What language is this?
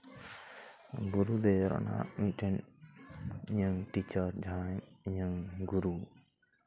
Santali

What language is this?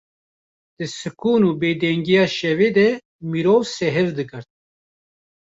Kurdish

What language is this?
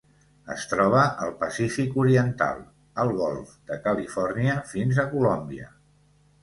Catalan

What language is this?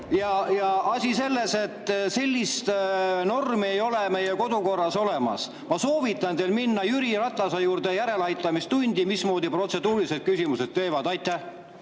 Estonian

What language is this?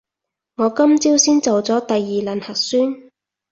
Cantonese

